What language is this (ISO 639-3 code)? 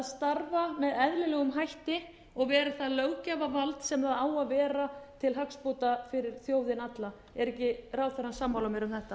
isl